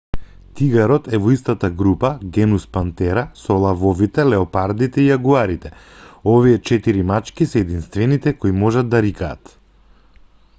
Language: Macedonian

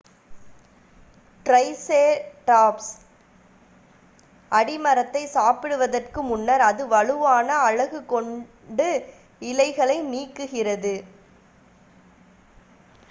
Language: Tamil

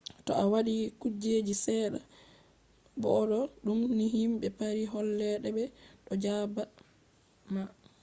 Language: Fula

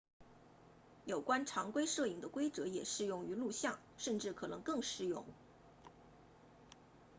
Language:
Chinese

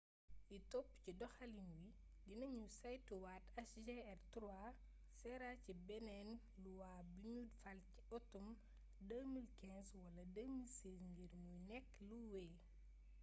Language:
Wolof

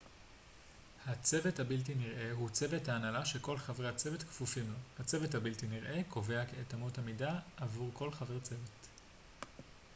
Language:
Hebrew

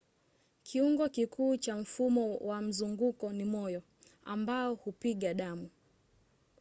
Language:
Swahili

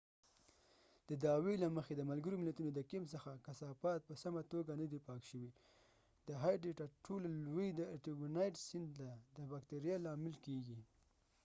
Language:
Pashto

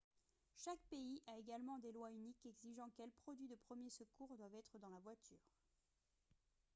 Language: French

